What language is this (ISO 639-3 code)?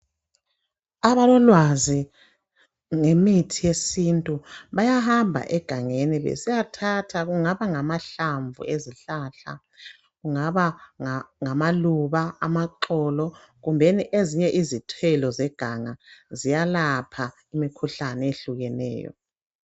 nde